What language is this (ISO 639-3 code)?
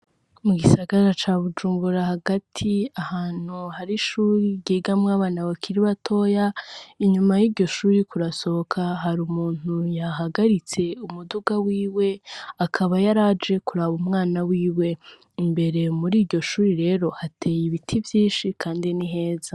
run